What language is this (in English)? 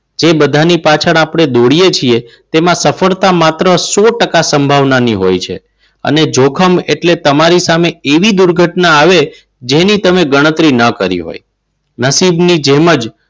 Gujarati